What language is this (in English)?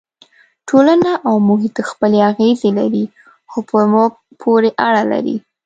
Pashto